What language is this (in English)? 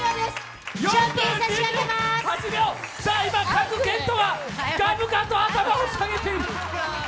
Japanese